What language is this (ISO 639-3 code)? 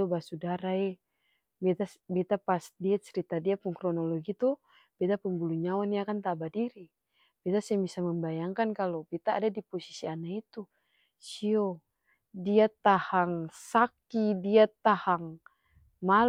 abs